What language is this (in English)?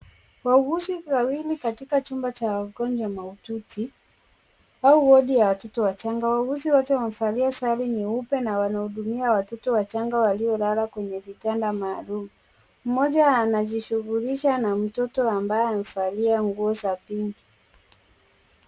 Swahili